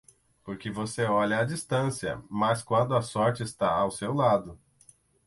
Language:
Portuguese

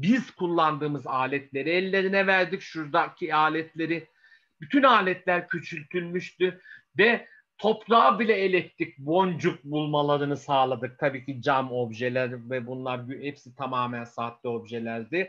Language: Turkish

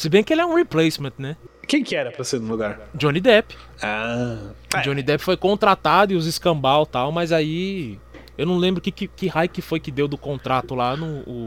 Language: Portuguese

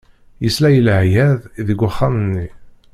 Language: Kabyle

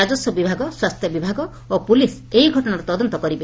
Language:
Odia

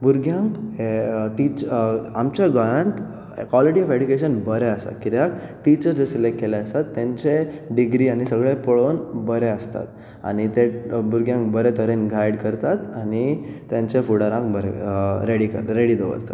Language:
Konkani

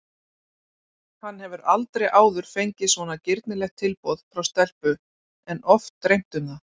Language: Icelandic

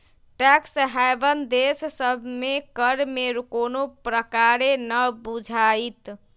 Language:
Magahi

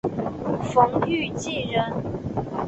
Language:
Chinese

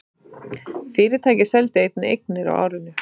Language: Icelandic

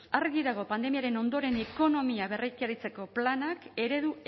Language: Basque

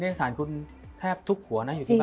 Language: Thai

